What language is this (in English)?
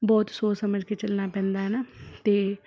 Punjabi